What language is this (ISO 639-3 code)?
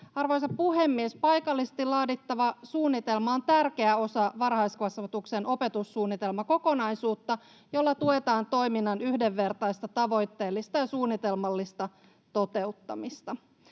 fin